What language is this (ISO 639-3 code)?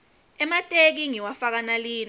ssw